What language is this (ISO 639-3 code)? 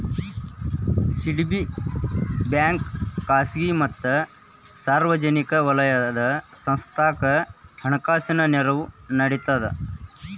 kan